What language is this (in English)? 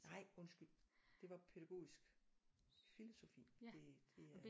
Danish